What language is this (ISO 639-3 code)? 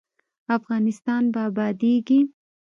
pus